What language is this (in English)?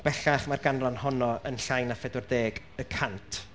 Welsh